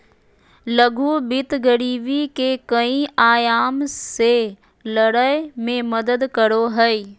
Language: Magahi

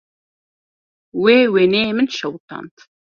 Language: Kurdish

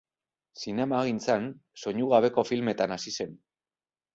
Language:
Basque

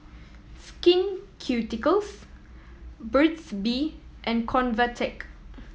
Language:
English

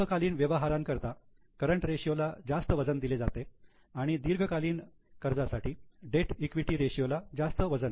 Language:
Marathi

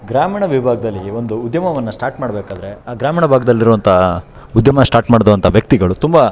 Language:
Kannada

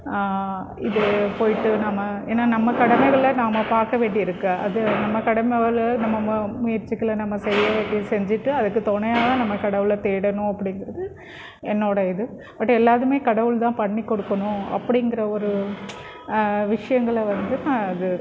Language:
Tamil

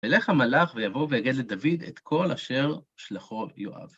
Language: Hebrew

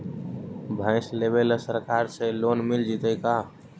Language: Magahi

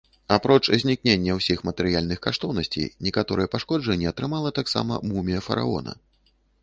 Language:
Belarusian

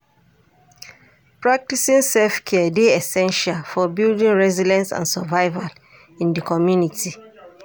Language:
Nigerian Pidgin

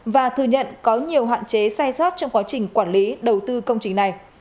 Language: Vietnamese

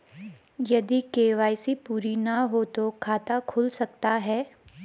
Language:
Hindi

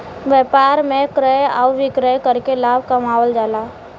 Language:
Bhojpuri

